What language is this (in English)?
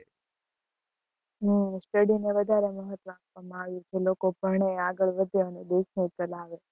Gujarati